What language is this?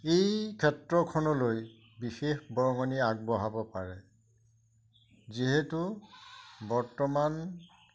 Assamese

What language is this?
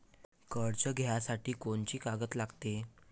Marathi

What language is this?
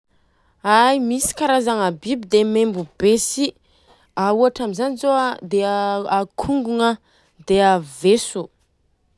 Southern Betsimisaraka Malagasy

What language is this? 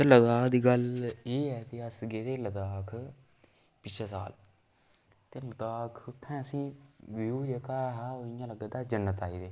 Dogri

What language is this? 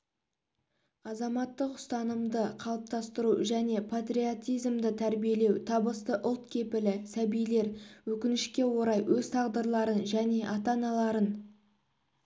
Kazakh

